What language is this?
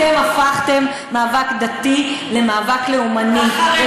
Hebrew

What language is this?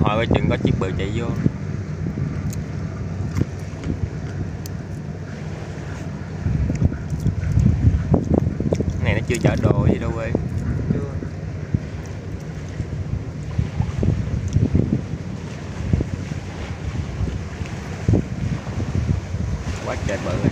Vietnamese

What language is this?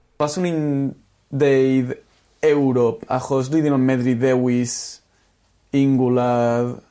Welsh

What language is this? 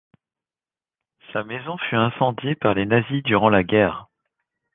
French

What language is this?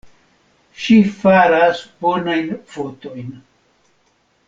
Esperanto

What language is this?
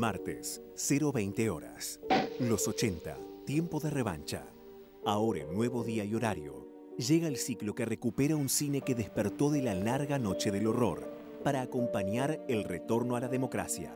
Spanish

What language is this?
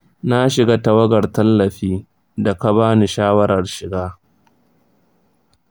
Hausa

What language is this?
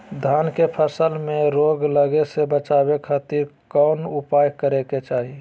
Magahi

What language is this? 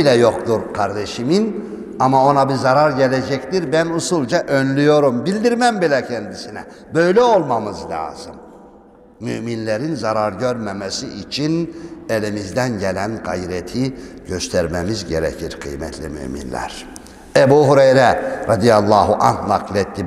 Turkish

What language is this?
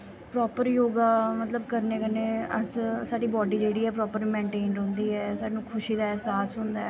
Dogri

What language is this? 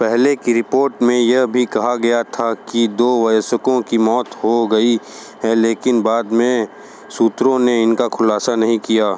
Hindi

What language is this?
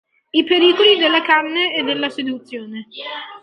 Italian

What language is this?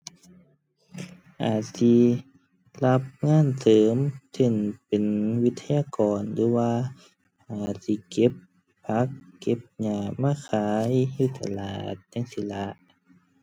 Thai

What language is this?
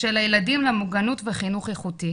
Hebrew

